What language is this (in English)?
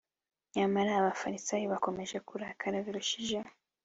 Kinyarwanda